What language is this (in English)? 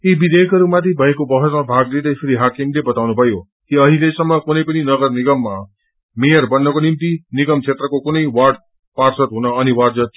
Nepali